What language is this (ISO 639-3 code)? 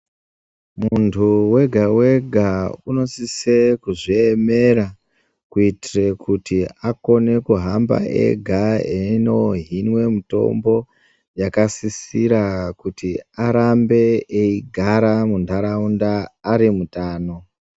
ndc